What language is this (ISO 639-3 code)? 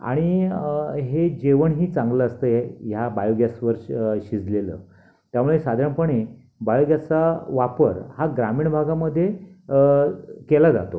mar